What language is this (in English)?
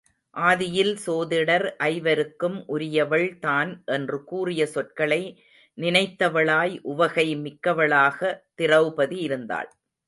Tamil